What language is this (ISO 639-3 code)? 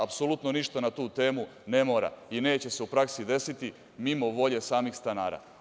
srp